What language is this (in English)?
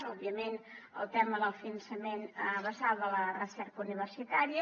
Catalan